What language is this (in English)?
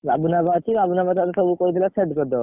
Odia